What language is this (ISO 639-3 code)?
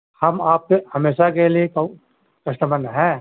urd